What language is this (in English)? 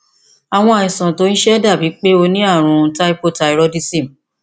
Yoruba